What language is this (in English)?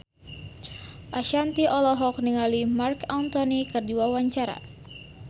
Sundanese